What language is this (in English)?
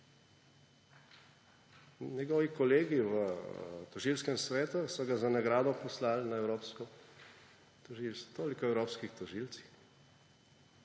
Slovenian